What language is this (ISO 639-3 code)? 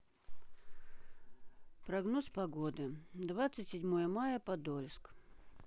rus